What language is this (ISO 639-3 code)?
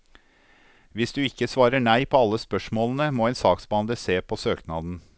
nor